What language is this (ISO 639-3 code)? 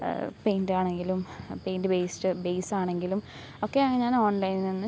mal